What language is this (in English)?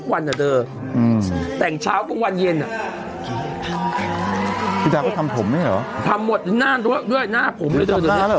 Thai